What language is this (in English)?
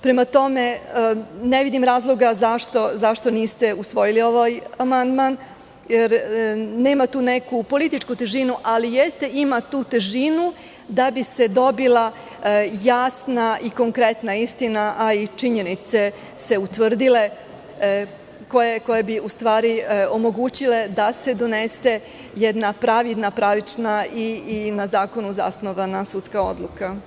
Serbian